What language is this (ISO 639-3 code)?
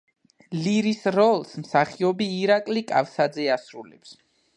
kat